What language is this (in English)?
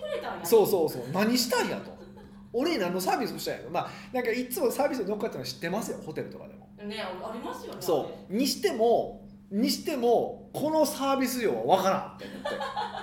Japanese